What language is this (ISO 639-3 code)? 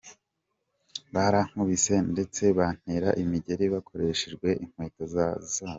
kin